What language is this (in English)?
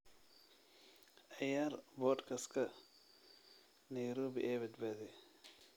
Somali